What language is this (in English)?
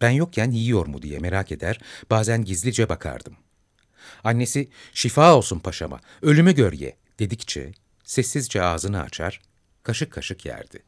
Turkish